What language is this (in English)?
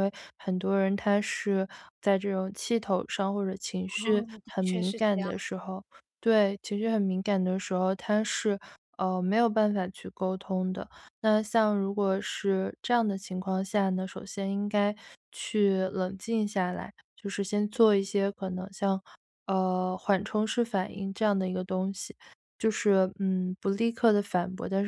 Chinese